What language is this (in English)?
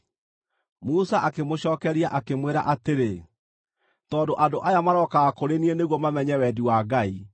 Kikuyu